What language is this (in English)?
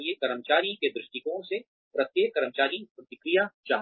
Hindi